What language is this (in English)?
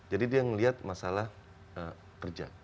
Indonesian